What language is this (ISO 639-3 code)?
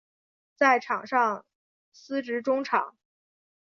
zho